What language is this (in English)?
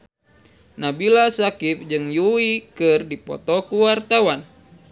Sundanese